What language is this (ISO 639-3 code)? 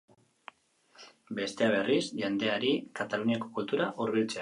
eus